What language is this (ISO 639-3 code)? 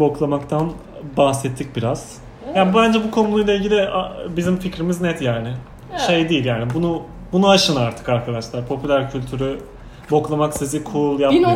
tur